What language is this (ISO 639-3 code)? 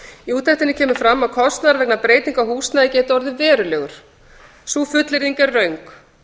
isl